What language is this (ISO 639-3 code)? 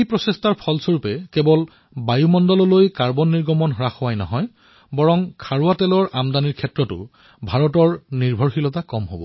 asm